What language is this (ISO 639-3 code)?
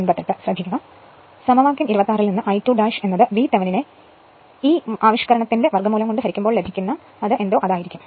mal